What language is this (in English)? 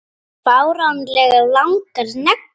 Icelandic